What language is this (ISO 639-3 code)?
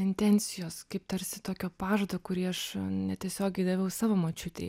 lit